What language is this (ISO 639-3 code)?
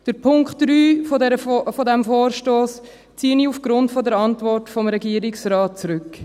gsw